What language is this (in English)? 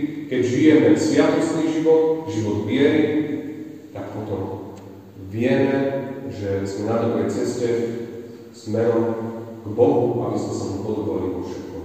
Slovak